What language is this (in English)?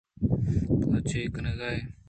Eastern Balochi